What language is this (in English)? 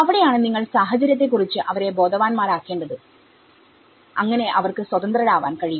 Malayalam